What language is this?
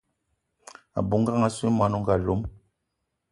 Eton (Cameroon)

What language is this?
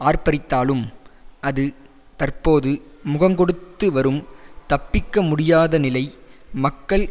Tamil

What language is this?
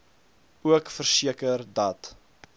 Afrikaans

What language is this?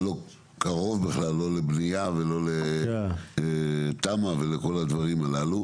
Hebrew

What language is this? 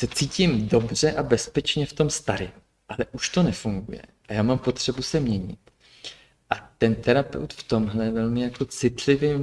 Czech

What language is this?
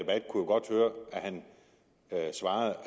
Danish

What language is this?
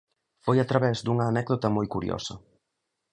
Galician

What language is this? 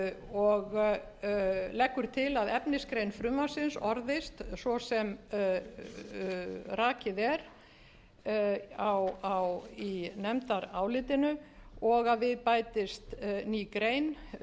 Icelandic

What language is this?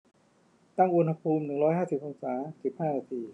Thai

